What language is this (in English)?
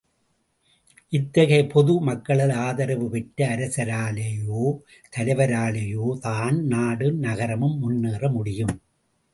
Tamil